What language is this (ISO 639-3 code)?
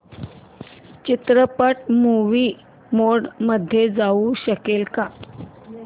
mar